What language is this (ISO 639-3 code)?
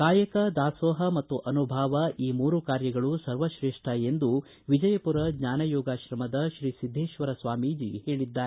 kan